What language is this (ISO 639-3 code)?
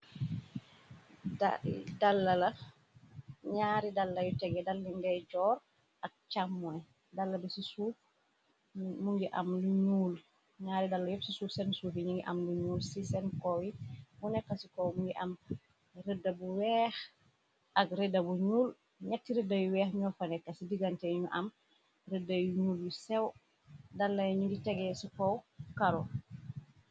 wol